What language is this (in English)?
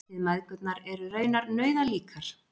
Icelandic